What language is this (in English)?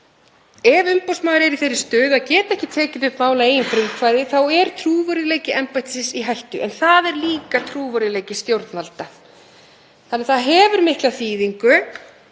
Icelandic